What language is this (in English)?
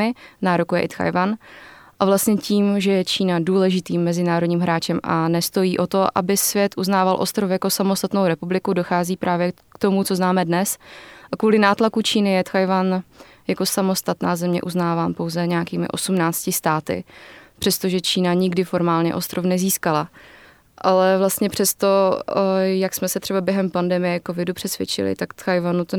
Czech